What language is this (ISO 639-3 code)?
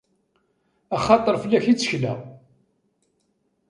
kab